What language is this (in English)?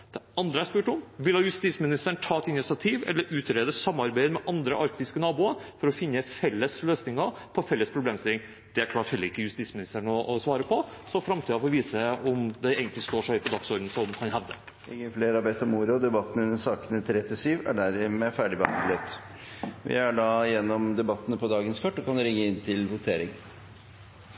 Norwegian Bokmål